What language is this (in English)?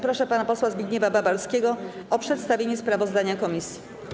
Polish